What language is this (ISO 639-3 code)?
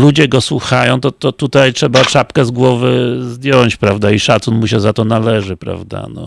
pol